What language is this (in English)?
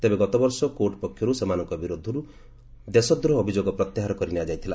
Odia